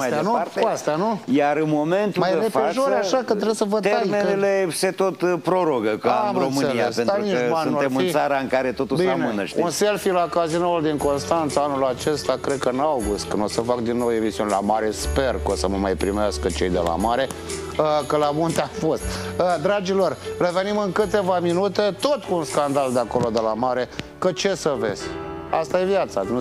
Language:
Romanian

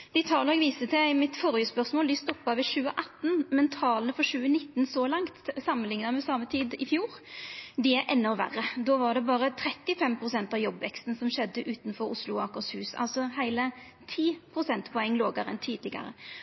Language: Norwegian Nynorsk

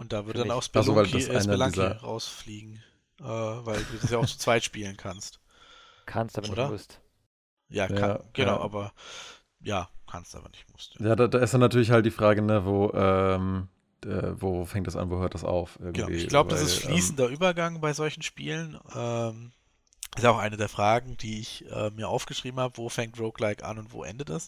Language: German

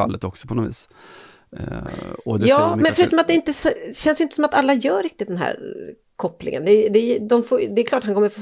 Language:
Swedish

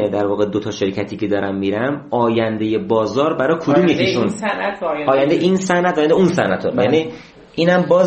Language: Persian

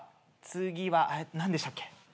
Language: Japanese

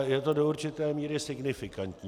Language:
Czech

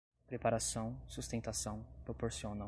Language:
Portuguese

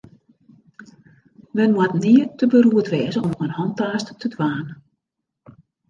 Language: Western Frisian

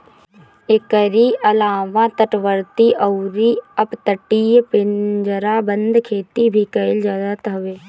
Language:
Bhojpuri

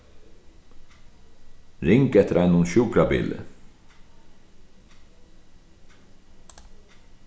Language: Faroese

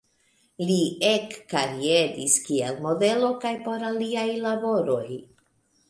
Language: Esperanto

